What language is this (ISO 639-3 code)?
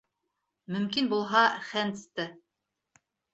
bak